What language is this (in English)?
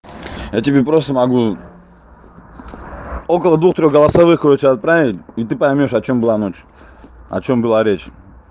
Russian